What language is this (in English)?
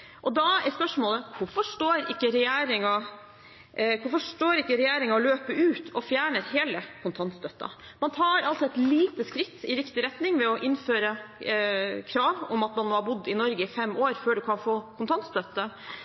Norwegian Bokmål